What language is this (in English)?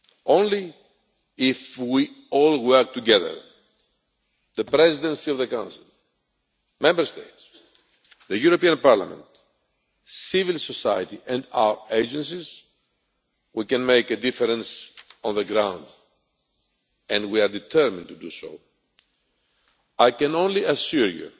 English